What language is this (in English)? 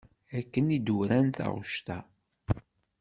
Kabyle